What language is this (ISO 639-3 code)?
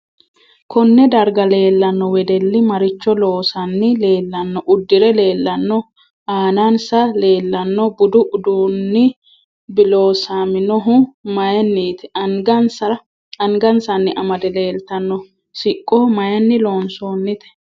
sid